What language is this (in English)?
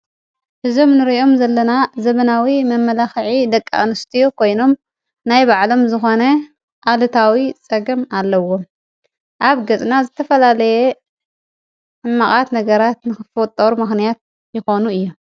Tigrinya